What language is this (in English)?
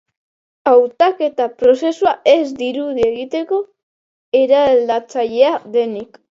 Basque